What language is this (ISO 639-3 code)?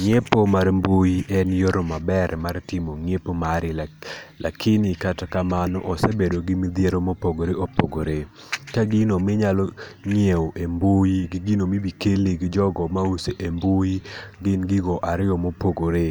luo